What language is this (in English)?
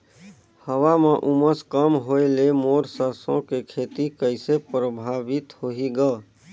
Chhattisgarhi